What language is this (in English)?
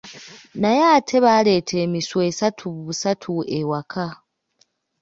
Ganda